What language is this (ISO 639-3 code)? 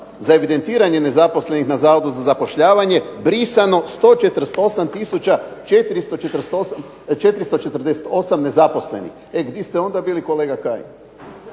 hrv